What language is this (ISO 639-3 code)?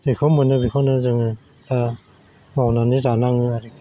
brx